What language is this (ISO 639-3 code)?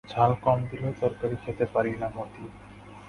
ben